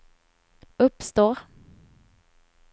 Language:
Swedish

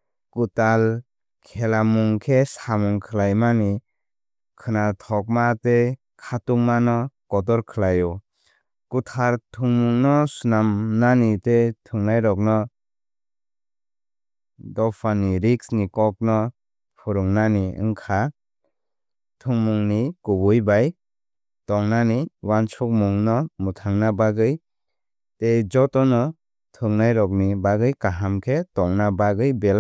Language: Kok Borok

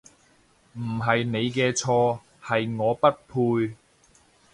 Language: Cantonese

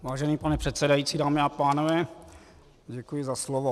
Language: Czech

